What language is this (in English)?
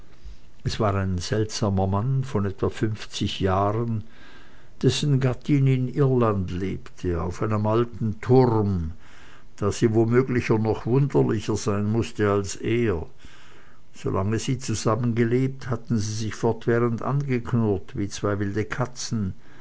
German